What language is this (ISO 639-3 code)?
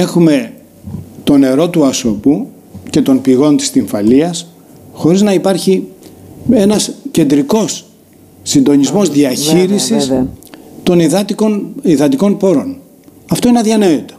ell